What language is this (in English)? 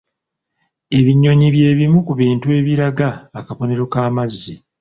Ganda